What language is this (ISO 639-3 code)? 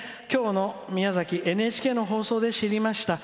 jpn